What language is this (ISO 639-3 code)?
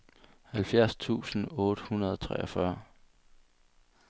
dan